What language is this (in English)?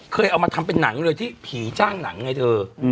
Thai